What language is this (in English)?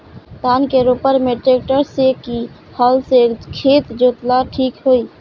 Bhojpuri